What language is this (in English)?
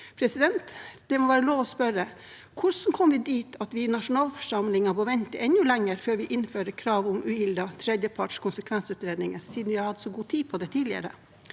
Norwegian